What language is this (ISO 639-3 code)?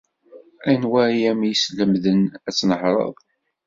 kab